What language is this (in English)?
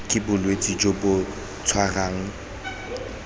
Tswana